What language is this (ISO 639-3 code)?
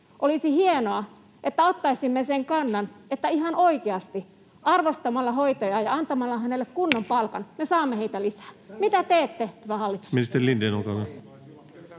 fin